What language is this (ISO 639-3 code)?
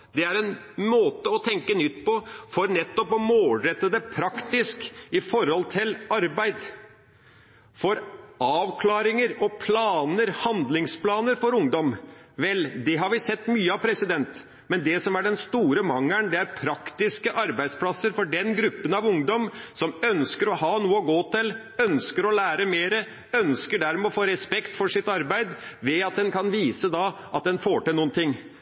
nob